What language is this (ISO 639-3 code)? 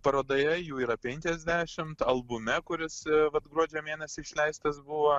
lit